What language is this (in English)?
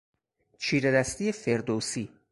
Persian